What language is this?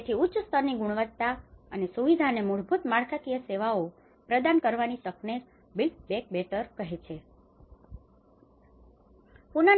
Gujarati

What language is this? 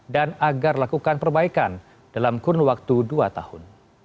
Indonesian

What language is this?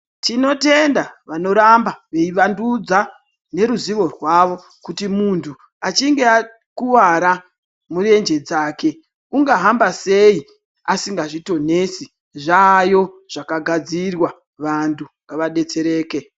Ndau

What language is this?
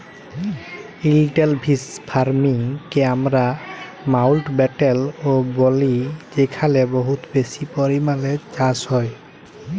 Bangla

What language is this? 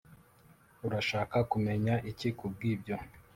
Kinyarwanda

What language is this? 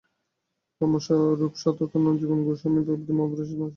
Bangla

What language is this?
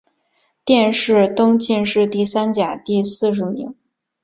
Chinese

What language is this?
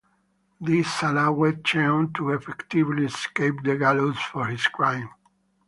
English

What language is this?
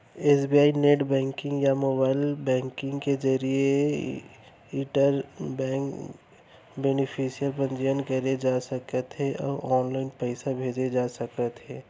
Chhattisgarhi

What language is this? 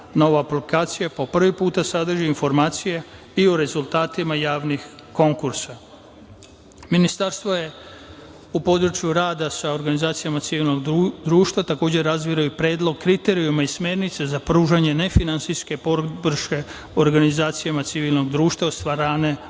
Serbian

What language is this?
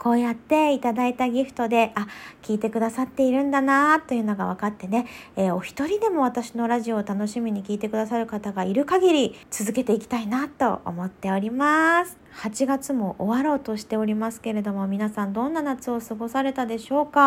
Japanese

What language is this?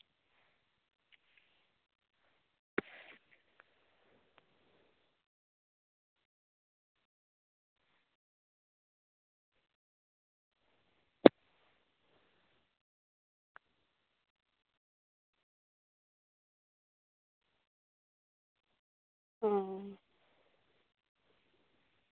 Santali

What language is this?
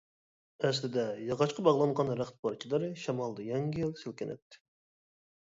Uyghur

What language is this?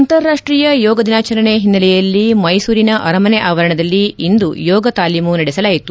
Kannada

